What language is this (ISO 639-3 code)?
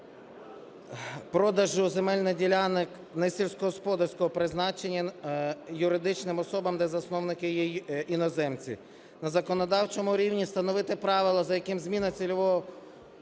ukr